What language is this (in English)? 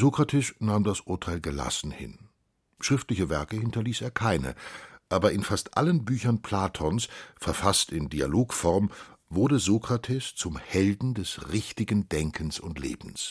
German